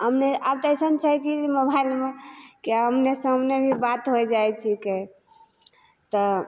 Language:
Maithili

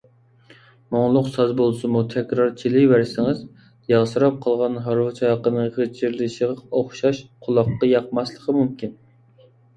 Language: Uyghur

